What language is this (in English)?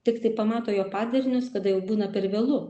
Lithuanian